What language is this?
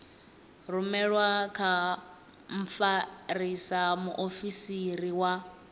Venda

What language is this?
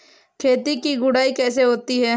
Hindi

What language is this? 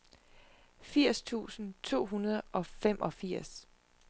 Danish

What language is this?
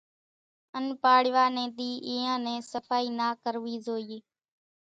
Kachi Koli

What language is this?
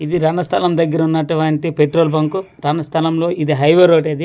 Telugu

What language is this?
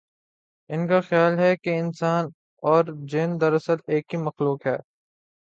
Urdu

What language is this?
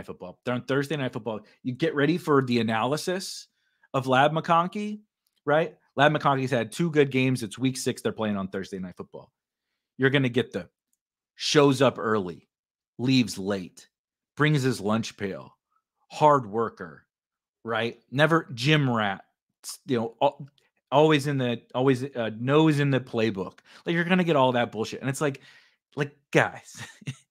English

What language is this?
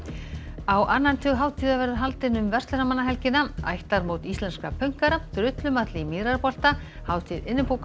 Icelandic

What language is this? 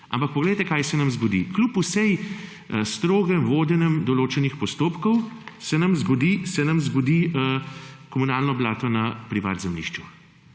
Slovenian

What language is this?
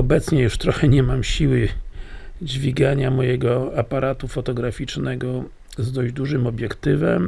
Polish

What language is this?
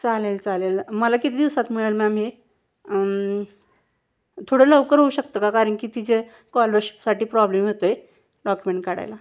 Marathi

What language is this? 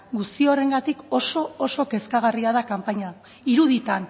Basque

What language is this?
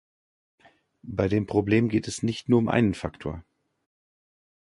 German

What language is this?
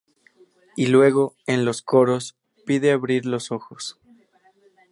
Spanish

